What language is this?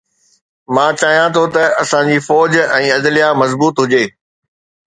Sindhi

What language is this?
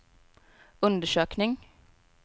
Swedish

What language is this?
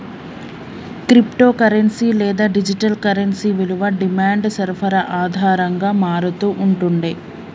Telugu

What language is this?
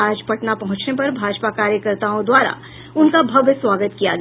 Hindi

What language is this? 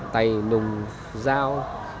Vietnamese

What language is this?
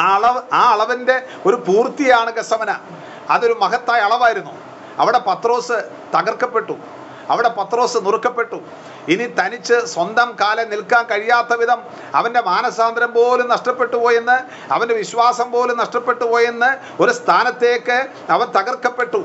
Malayalam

